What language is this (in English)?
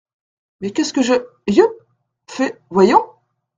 French